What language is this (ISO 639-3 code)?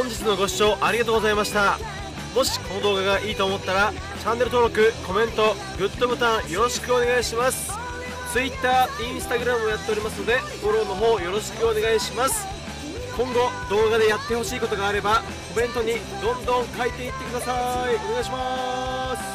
jpn